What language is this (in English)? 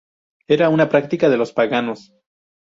Spanish